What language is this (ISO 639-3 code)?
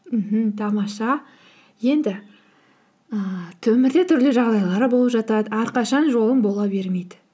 kaz